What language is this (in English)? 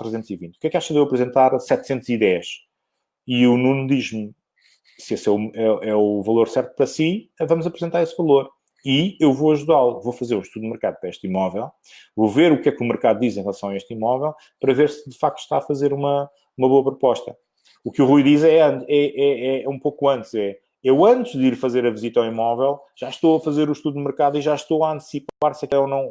Portuguese